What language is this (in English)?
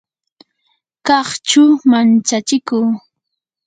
Yanahuanca Pasco Quechua